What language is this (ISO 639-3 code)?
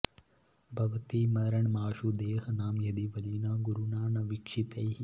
san